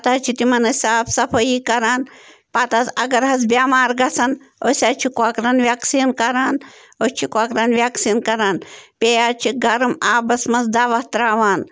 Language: Kashmiri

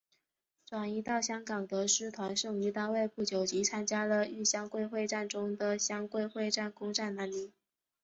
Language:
Chinese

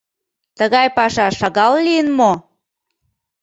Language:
Mari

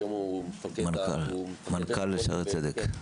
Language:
Hebrew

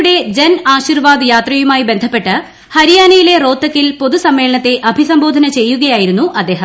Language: Malayalam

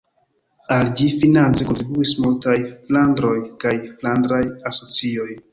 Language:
Esperanto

